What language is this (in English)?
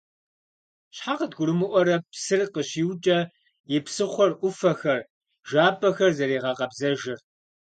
Kabardian